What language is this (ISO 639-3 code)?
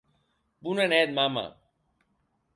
oci